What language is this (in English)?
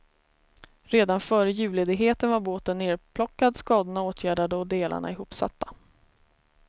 Swedish